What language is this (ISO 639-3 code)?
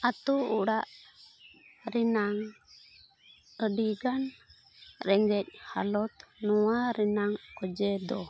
sat